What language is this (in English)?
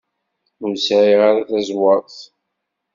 Kabyle